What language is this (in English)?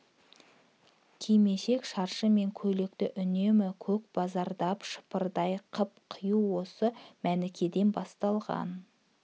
Kazakh